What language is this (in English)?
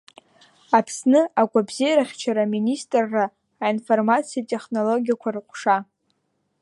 Abkhazian